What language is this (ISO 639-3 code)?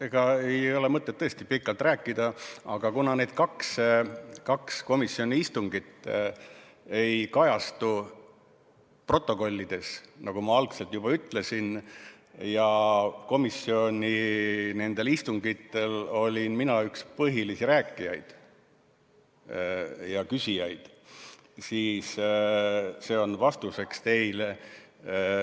est